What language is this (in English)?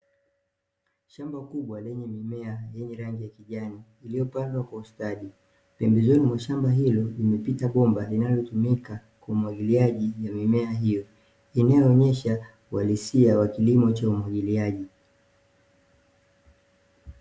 Swahili